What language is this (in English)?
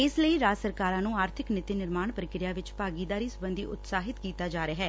Punjabi